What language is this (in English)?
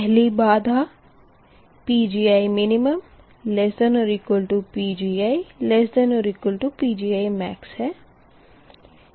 Hindi